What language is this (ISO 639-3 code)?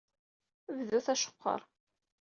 kab